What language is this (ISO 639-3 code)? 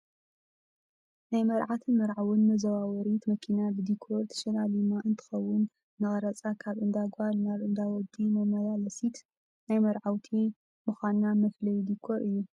tir